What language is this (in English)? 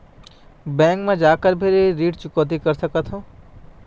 Chhattisgarhi